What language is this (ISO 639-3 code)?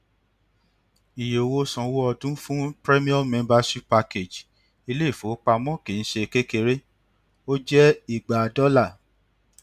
yor